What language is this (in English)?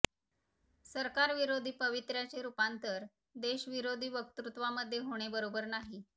Marathi